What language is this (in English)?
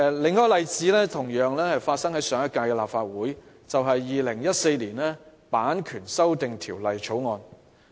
Cantonese